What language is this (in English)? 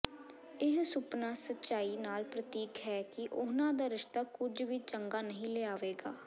Punjabi